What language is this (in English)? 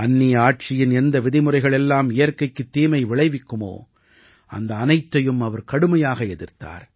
Tamil